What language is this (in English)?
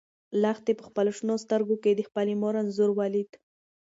Pashto